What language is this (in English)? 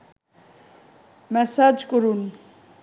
Bangla